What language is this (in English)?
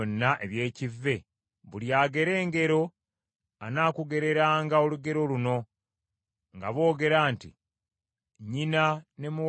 Ganda